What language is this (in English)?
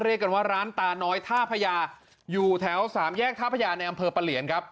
Thai